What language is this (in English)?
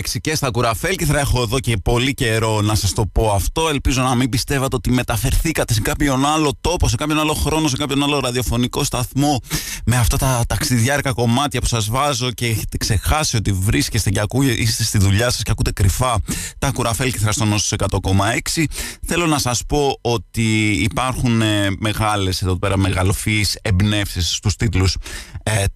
Greek